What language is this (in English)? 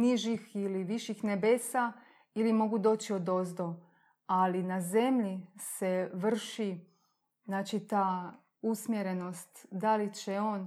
Croatian